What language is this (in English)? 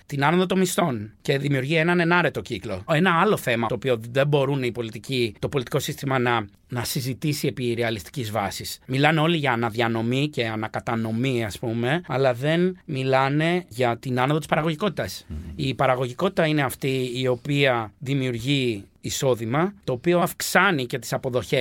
Greek